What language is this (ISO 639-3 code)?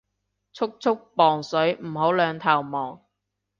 yue